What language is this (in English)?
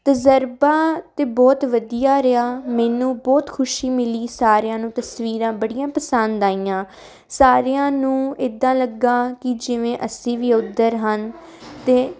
Punjabi